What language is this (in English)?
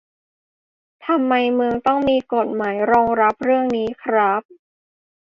Thai